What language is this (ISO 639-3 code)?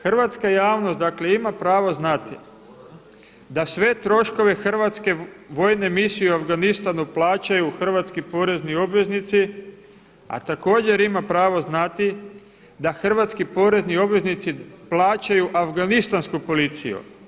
hrv